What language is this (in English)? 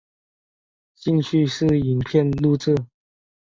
Chinese